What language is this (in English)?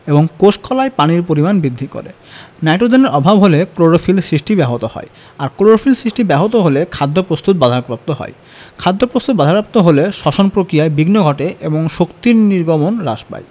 Bangla